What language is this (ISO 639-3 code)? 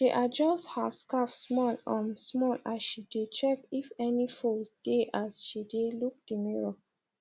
pcm